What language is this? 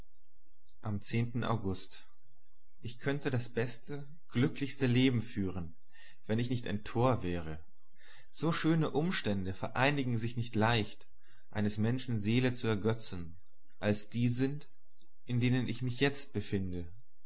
German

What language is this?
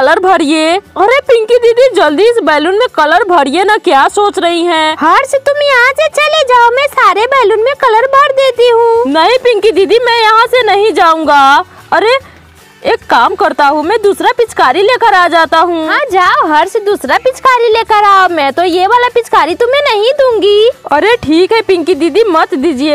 Hindi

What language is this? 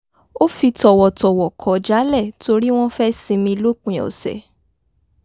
Yoruba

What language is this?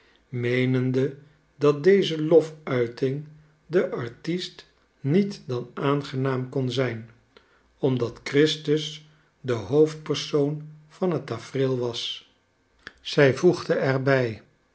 Dutch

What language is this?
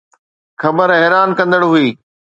Sindhi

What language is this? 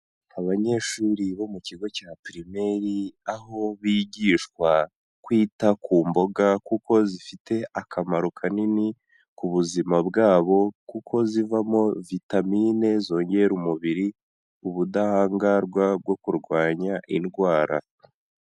Kinyarwanda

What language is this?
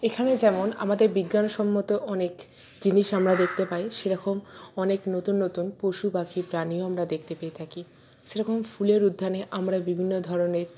Bangla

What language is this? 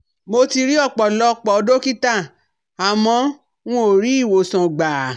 Yoruba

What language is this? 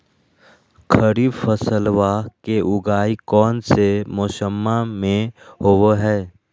Magahi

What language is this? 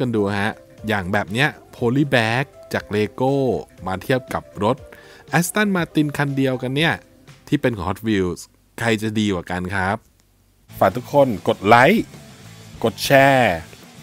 Thai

